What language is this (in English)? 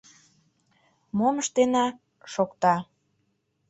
Mari